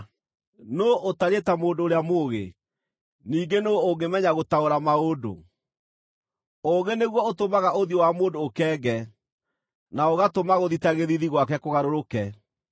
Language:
Kikuyu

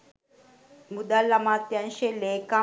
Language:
Sinhala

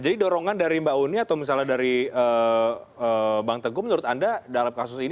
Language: Indonesian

